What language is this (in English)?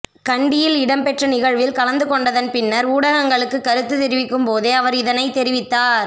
Tamil